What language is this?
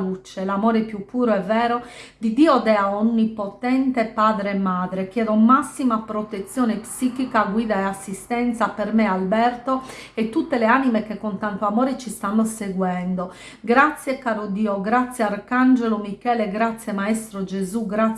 Italian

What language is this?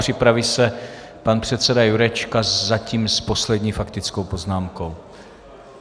Czech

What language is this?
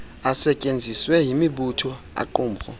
Xhosa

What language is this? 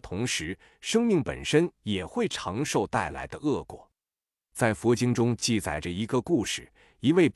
Chinese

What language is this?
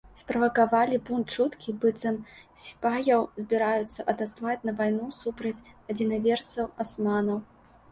Belarusian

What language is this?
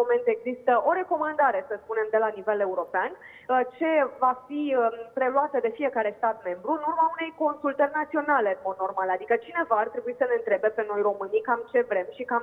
Romanian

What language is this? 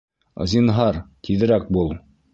Bashkir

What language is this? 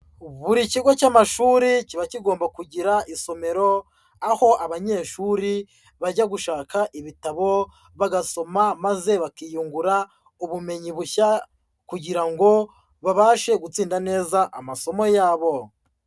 Kinyarwanda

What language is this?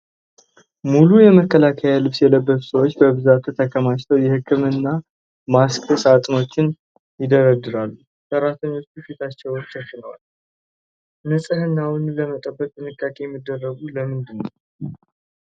Amharic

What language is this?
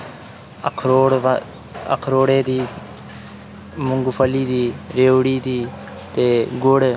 Dogri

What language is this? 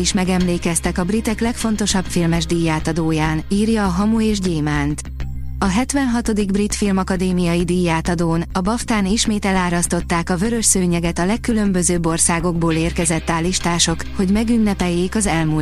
Hungarian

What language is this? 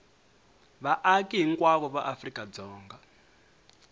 Tsonga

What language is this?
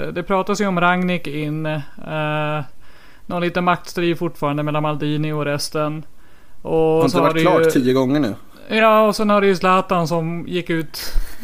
Swedish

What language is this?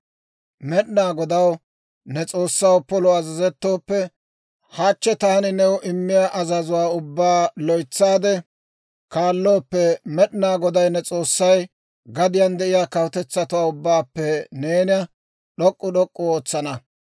Dawro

